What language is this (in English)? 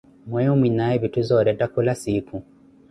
Koti